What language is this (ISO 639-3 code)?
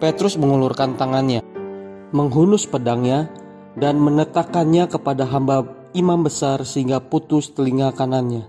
ind